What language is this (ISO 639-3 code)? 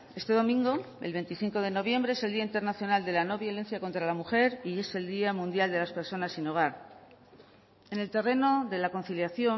spa